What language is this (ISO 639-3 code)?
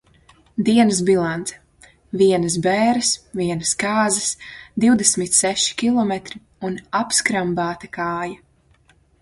lav